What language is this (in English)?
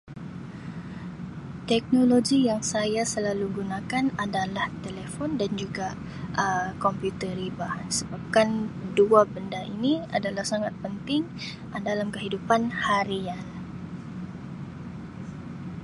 Sabah Malay